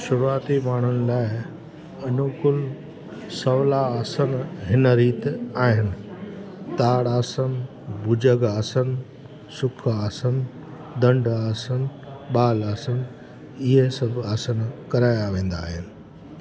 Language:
Sindhi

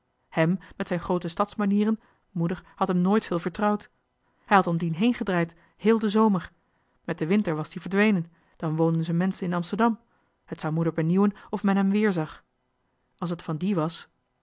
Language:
Dutch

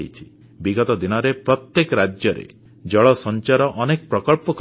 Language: Odia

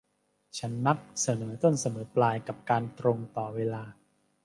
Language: Thai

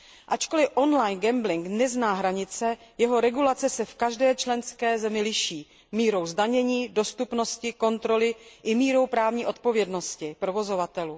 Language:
Czech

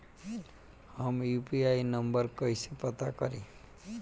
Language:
Bhojpuri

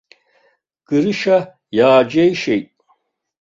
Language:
Abkhazian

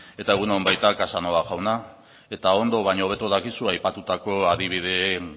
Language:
Basque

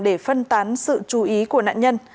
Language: Vietnamese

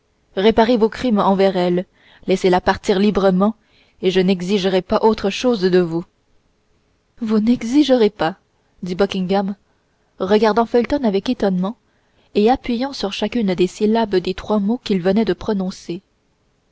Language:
French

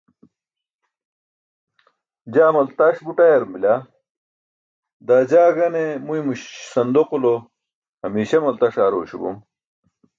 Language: Burushaski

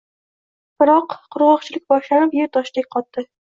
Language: Uzbek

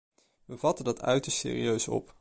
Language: Dutch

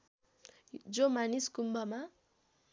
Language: Nepali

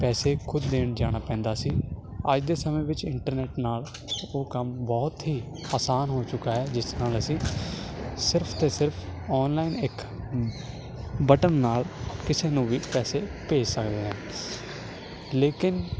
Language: Punjabi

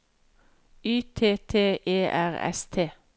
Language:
Norwegian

